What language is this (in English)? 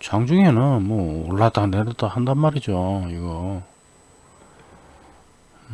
Korean